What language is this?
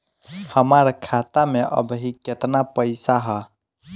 Bhojpuri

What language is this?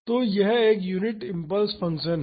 Hindi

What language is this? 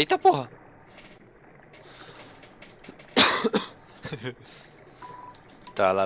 Portuguese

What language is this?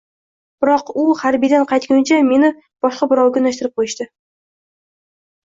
Uzbek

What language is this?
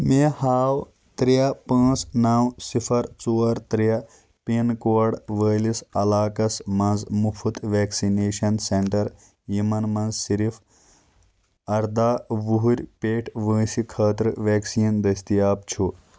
Kashmiri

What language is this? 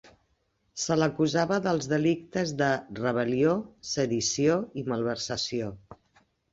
Catalan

